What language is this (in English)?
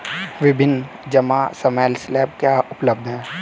Hindi